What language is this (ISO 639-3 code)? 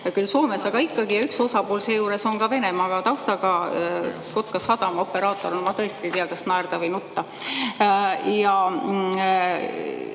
est